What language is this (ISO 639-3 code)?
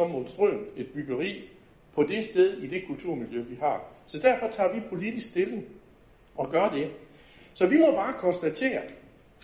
dan